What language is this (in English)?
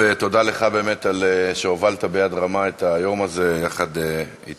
Hebrew